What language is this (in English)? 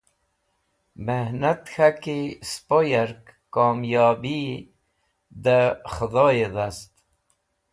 Wakhi